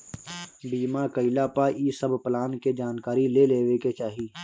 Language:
Bhojpuri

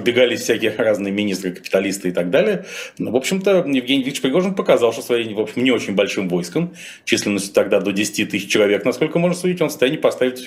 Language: Russian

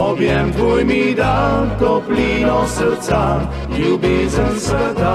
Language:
Romanian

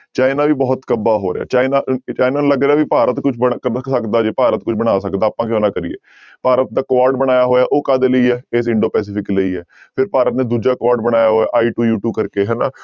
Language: Punjabi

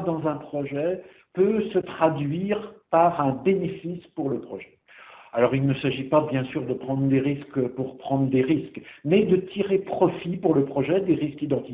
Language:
French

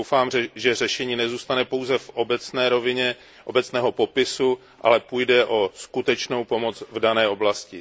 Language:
Czech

